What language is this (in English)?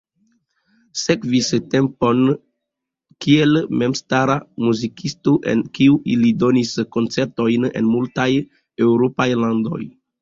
Esperanto